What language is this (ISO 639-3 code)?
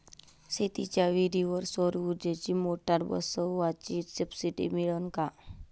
mar